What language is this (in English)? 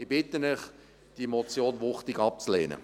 Swiss German